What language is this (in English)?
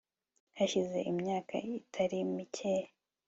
Kinyarwanda